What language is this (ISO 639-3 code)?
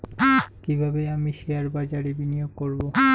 ben